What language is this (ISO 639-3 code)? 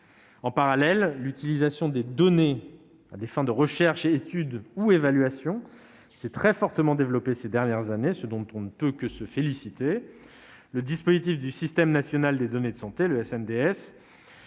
fra